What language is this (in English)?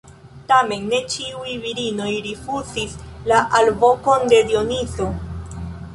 Esperanto